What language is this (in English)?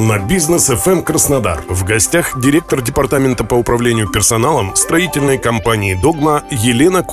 Russian